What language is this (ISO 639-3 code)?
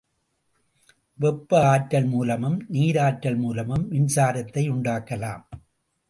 tam